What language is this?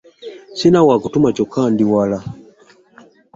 Ganda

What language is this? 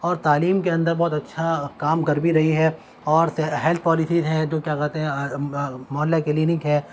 Urdu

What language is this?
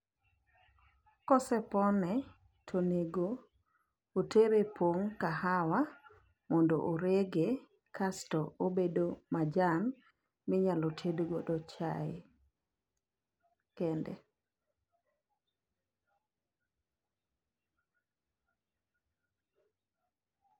Luo (Kenya and Tanzania)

